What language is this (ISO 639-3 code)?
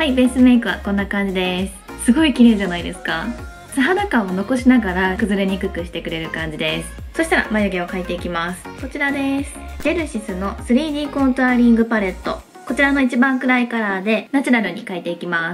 jpn